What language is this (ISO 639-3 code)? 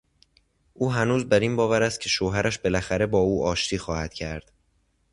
fas